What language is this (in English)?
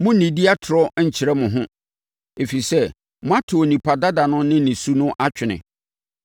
Akan